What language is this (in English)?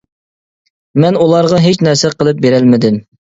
Uyghur